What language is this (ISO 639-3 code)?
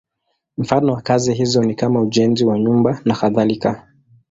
swa